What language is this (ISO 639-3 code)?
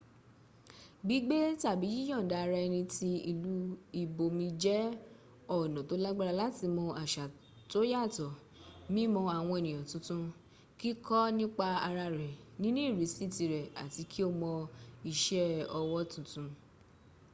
yor